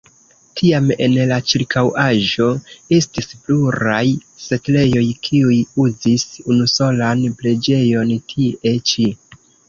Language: Esperanto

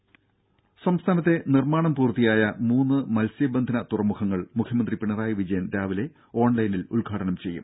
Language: Malayalam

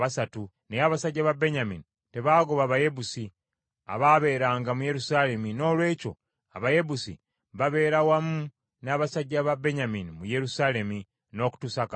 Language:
Ganda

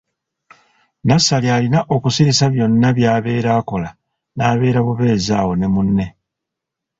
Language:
Ganda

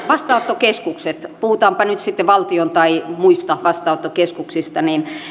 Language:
Finnish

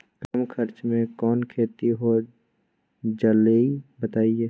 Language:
Magahi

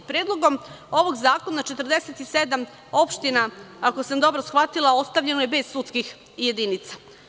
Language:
Serbian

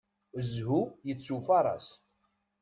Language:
Kabyle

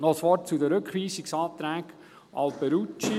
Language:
Swiss German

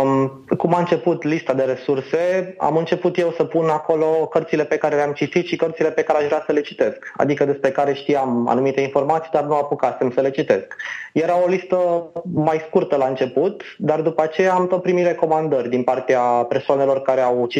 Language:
Romanian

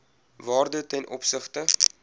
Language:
Afrikaans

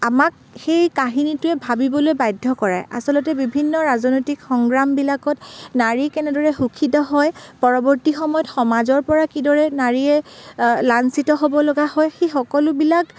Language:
Assamese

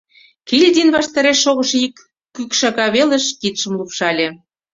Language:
Mari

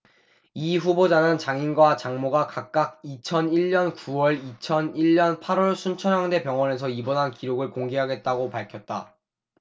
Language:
Korean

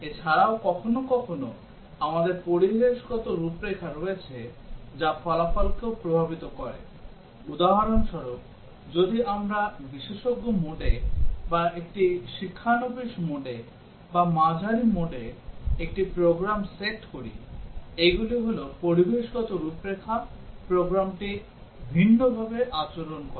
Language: Bangla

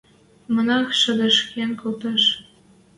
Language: Western Mari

